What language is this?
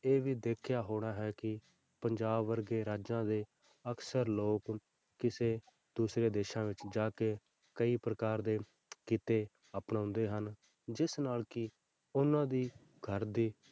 Punjabi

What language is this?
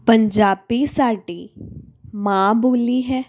Punjabi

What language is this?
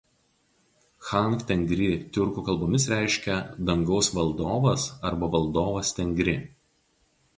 Lithuanian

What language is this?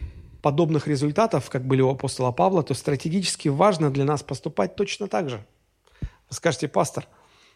Russian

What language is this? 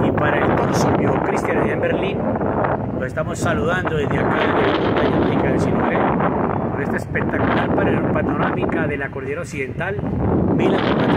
Spanish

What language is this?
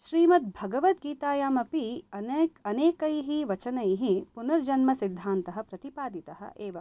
Sanskrit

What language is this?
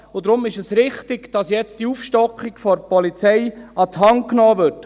Swiss German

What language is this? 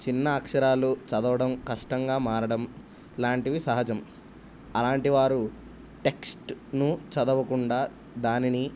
Telugu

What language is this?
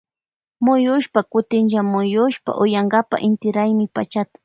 Loja Highland Quichua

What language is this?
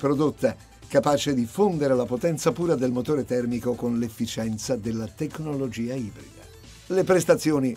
Italian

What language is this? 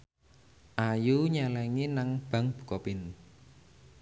Javanese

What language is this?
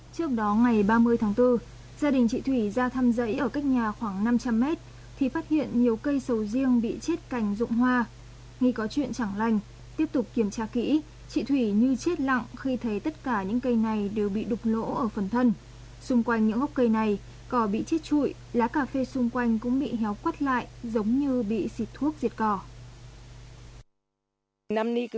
Vietnamese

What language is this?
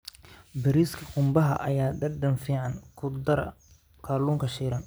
Somali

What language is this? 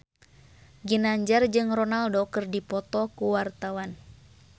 Sundanese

